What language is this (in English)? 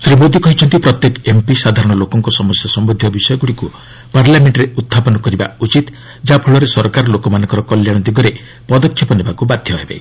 Odia